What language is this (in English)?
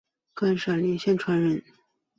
Chinese